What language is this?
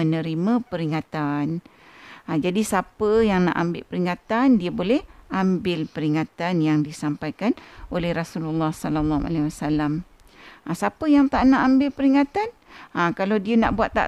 Malay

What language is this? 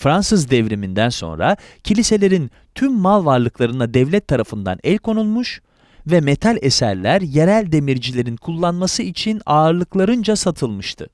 Turkish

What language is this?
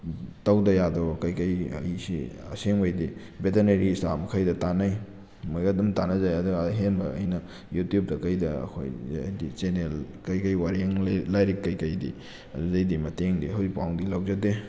Manipuri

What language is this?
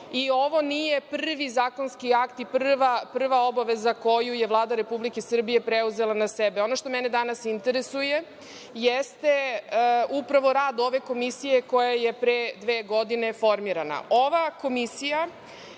Serbian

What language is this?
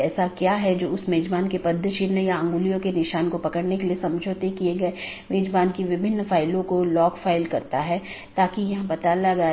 Hindi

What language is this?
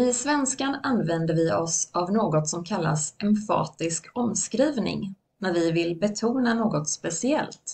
Swedish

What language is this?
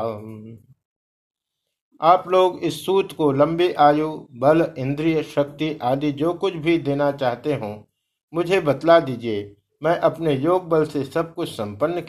Hindi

